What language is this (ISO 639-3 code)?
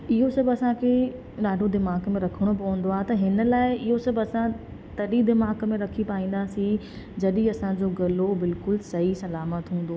snd